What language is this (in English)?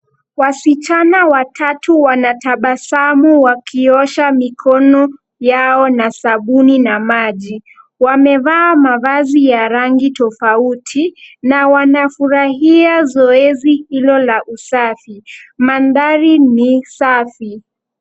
Swahili